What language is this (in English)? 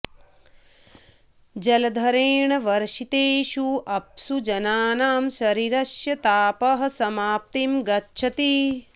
Sanskrit